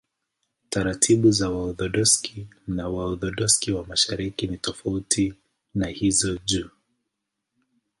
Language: Swahili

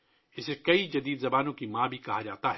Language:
Urdu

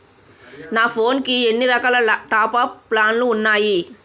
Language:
Telugu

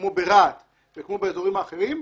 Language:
Hebrew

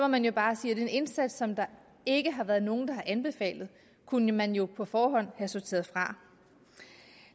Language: Danish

